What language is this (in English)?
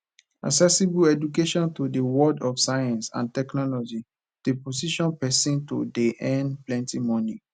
Nigerian Pidgin